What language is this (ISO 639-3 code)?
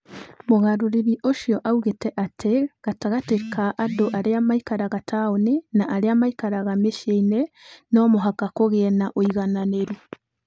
kik